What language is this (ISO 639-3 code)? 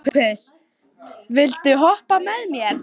isl